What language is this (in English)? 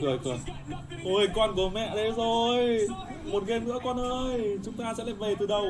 Vietnamese